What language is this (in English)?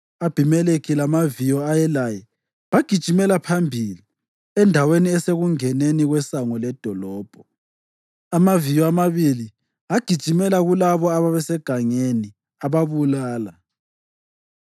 North Ndebele